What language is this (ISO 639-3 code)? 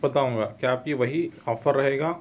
urd